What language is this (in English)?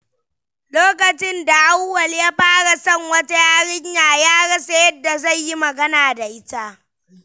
Hausa